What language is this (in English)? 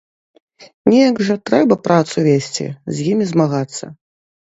Belarusian